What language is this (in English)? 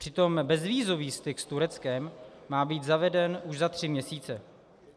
Czech